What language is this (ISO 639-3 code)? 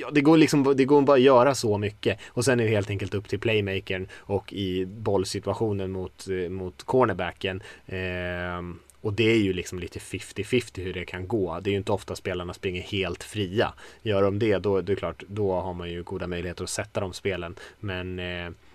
swe